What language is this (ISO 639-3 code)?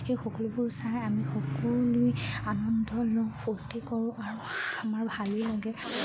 asm